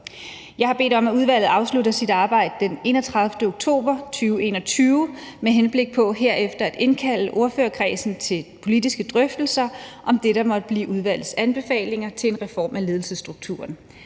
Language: Danish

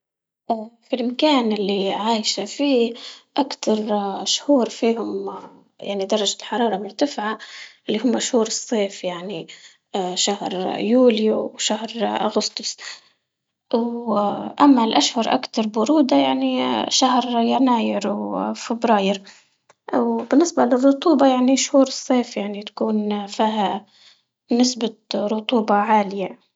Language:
Libyan Arabic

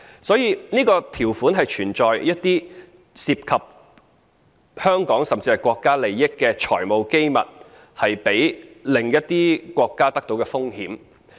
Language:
Cantonese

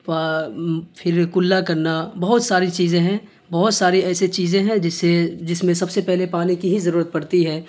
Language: Urdu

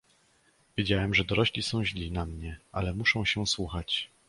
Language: Polish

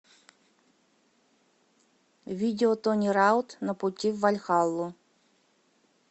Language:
Russian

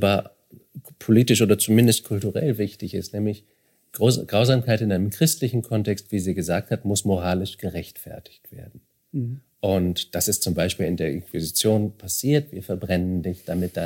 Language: German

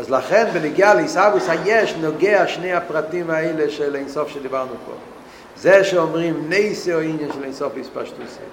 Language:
Hebrew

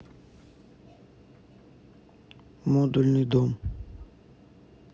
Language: Russian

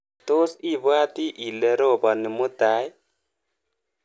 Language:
Kalenjin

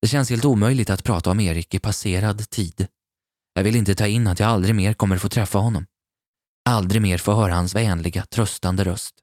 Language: Swedish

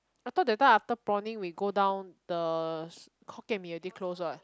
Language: English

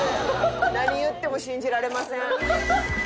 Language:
Japanese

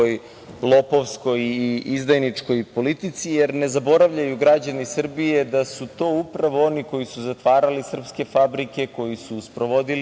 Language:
Serbian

